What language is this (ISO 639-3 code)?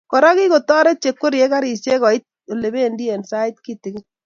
kln